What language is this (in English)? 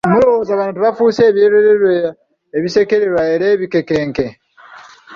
Ganda